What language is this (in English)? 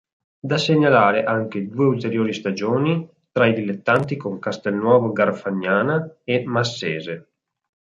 Italian